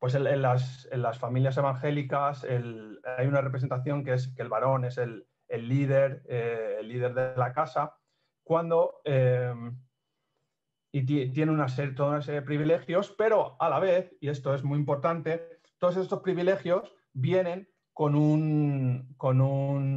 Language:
Spanish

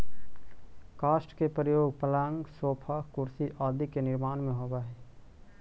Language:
Magahi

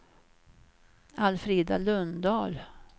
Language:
Swedish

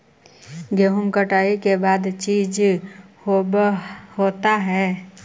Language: Magahi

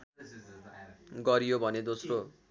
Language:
Nepali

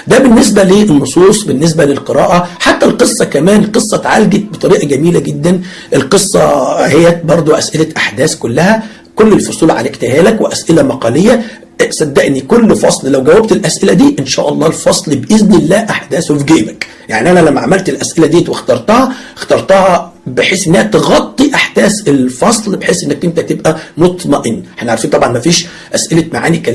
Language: Arabic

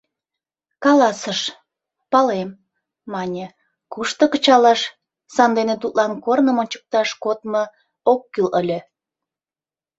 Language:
Mari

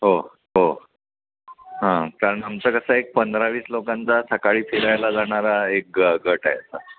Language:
Marathi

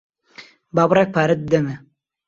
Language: Central Kurdish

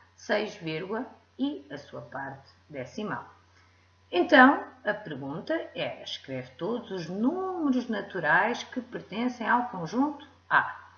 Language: Portuguese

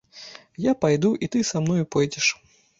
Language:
Belarusian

